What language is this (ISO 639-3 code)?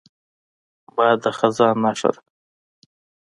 pus